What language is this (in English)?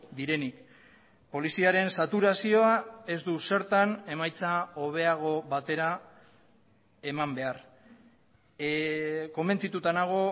Basque